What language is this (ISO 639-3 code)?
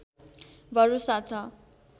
nep